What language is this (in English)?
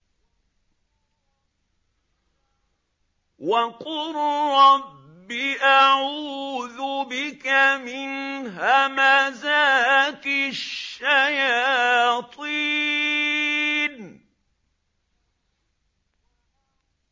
Arabic